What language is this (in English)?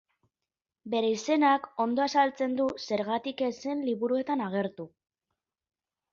Basque